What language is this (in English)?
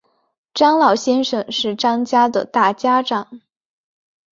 Chinese